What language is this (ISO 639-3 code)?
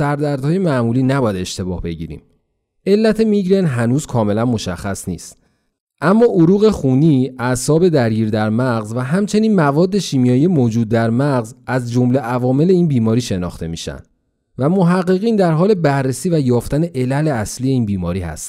fas